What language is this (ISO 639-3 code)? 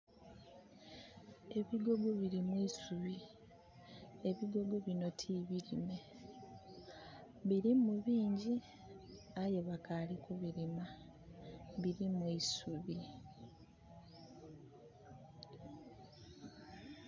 xog